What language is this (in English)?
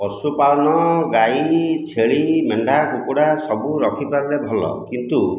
Odia